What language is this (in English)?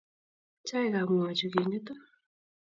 Kalenjin